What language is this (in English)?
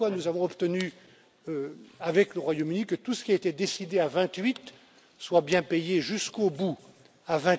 French